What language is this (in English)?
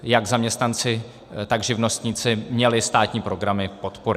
Czech